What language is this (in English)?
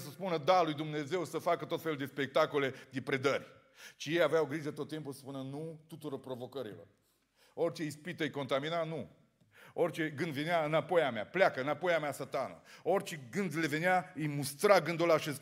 Romanian